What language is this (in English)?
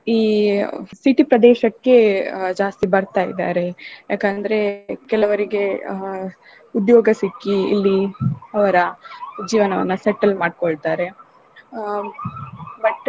Kannada